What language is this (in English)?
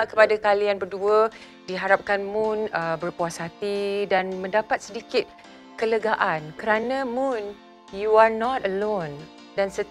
Malay